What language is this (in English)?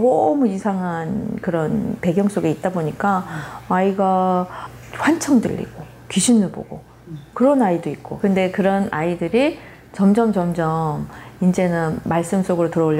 Korean